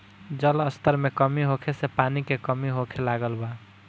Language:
Bhojpuri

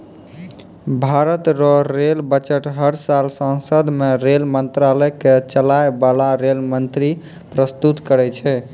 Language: Maithili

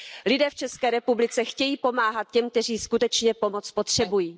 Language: Czech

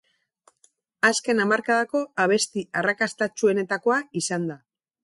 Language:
Basque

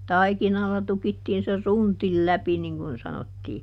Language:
Finnish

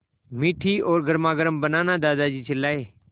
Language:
Hindi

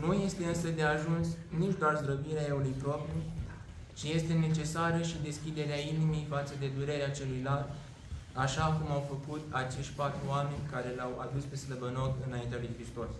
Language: Romanian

